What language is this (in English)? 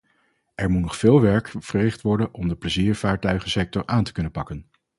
Dutch